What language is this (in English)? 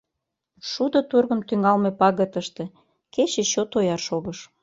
Mari